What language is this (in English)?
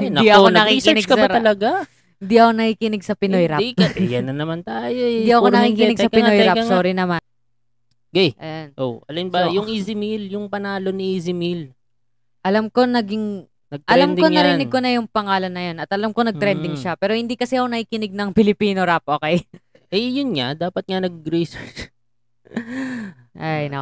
Filipino